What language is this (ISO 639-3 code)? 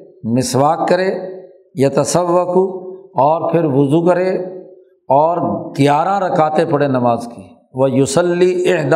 urd